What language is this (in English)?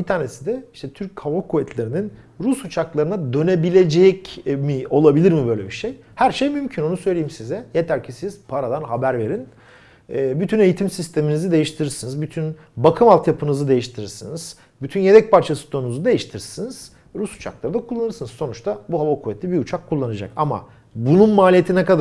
Turkish